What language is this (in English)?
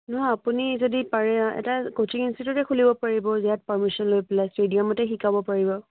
Assamese